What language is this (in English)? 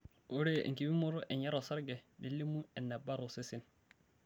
Masai